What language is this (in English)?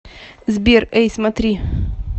Russian